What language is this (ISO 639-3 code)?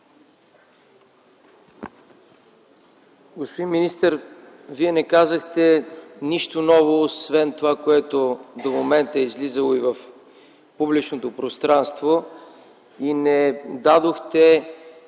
bul